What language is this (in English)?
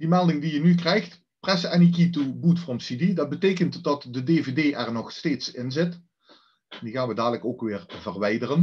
Dutch